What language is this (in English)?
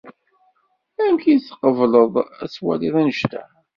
Kabyle